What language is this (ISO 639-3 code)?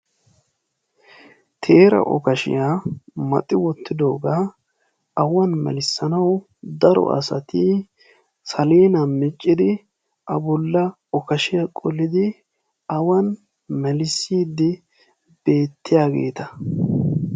wal